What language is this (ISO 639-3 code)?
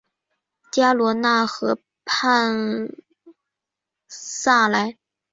zho